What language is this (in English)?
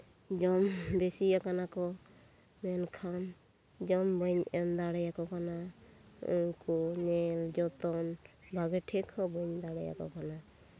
Santali